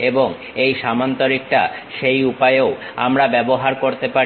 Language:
Bangla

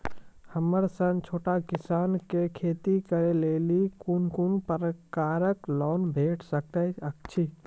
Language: Maithili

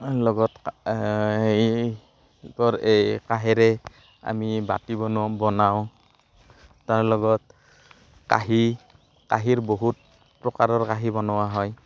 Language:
Assamese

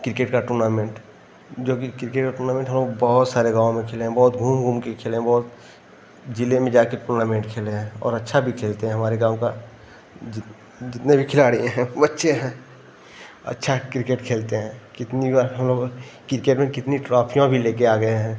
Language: Hindi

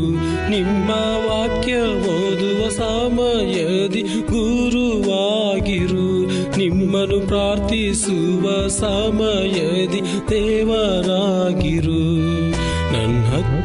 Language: Kannada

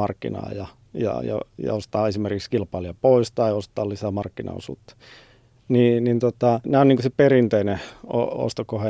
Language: Finnish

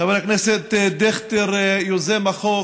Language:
Hebrew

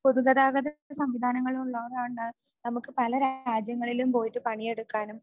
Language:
Malayalam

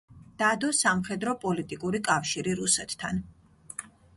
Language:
Georgian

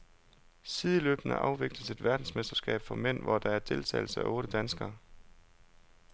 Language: Danish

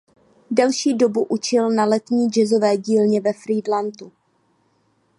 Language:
Czech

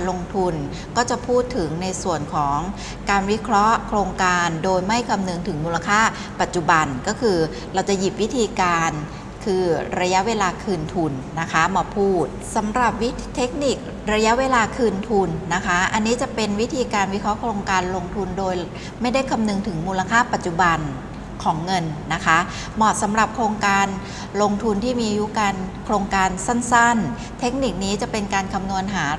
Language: Thai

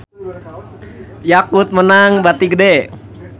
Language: Sundanese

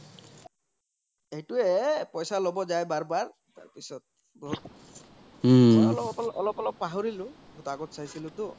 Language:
Assamese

